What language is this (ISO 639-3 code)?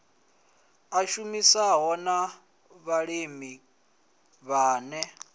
ven